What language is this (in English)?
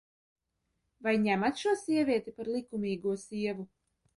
Latvian